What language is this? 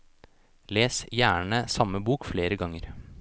Norwegian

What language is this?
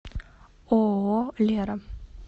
Russian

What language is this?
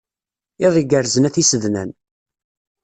Kabyle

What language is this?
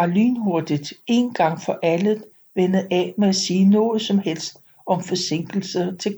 Danish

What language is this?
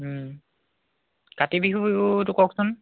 Assamese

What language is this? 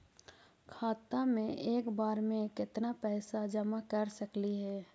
Magahi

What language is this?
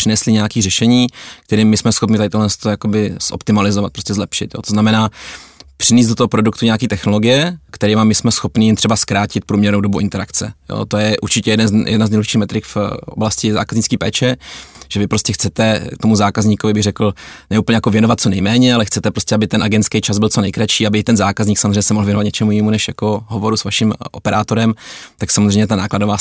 Czech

